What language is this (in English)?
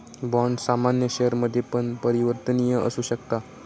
Marathi